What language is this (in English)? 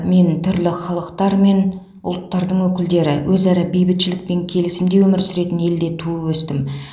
Kazakh